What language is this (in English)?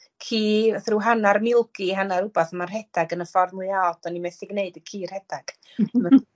Welsh